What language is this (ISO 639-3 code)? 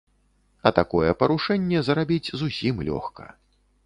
bel